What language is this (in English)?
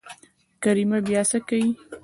Pashto